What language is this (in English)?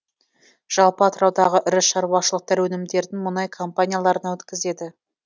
Kazakh